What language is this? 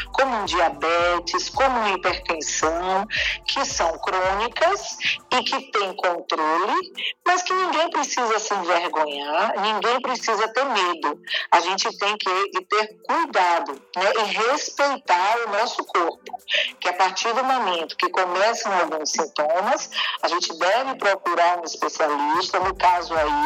Portuguese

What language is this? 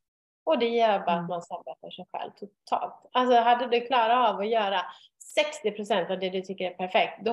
Swedish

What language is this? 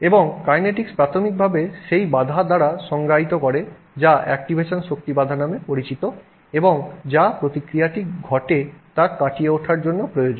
Bangla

